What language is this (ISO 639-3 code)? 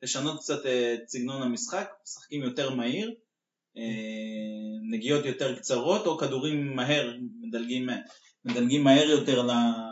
heb